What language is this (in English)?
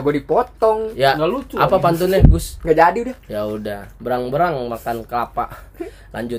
Indonesian